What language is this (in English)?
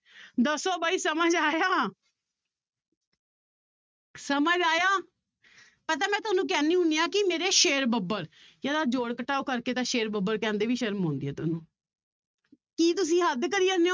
Punjabi